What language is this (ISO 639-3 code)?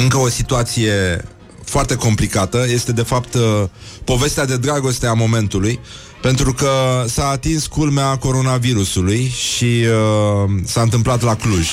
ron